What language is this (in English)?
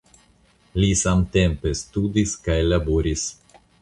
Esperanto